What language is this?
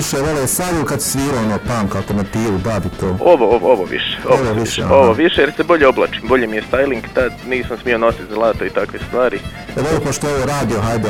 Croatian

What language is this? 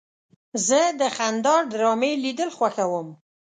Pashto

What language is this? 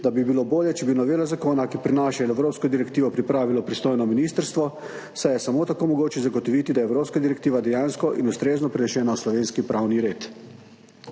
Slovenian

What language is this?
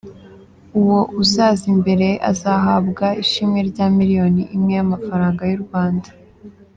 Kinyarwanda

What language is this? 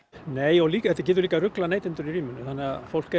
Icelandic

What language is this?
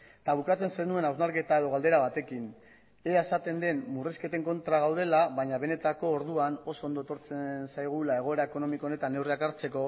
Basque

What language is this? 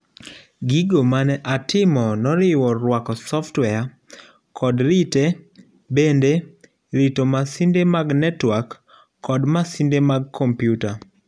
Luo (Kenya and Tanzania)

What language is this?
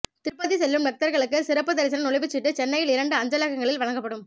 Tamil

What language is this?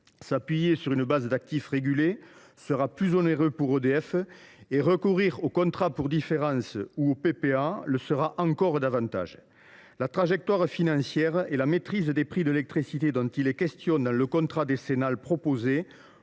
French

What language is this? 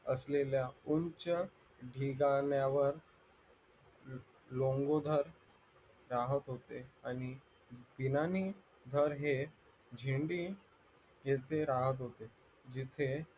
Marathi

